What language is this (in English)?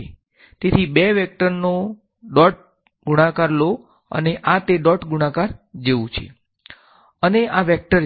Gujarati